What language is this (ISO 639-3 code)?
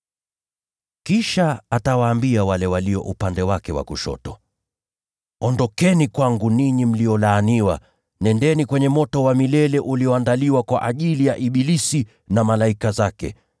swa